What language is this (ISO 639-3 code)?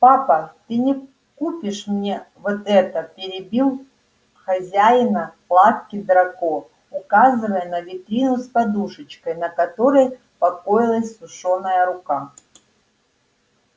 rus